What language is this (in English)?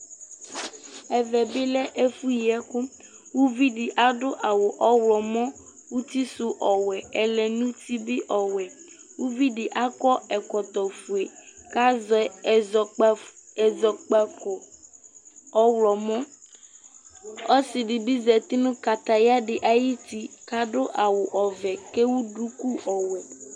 Ikposo